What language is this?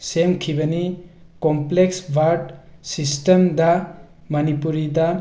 Manipuri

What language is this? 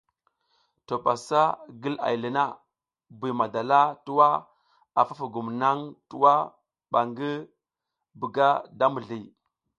South Giziga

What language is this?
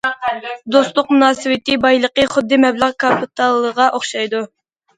Uyghur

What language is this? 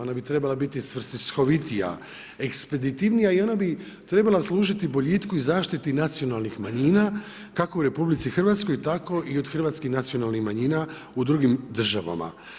Croatian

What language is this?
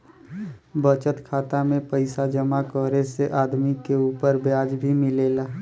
Bhojpuri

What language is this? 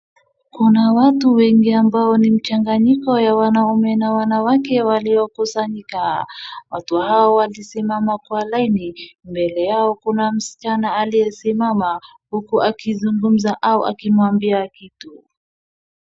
Swahili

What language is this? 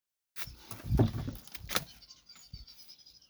Somali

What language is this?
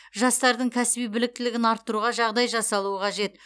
Kazakh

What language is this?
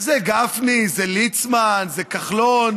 Hebrew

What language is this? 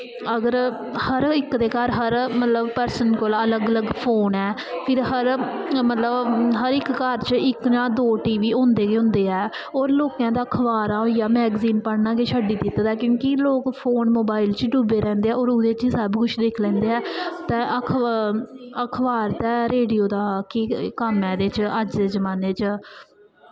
Dogri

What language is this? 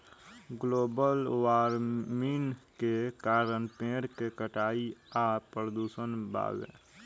Bhojpuri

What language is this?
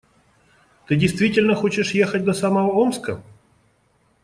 Russian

